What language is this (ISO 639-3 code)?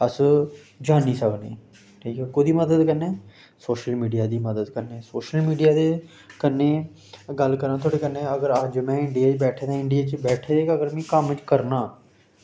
doi